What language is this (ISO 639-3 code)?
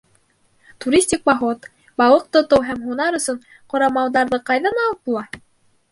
bak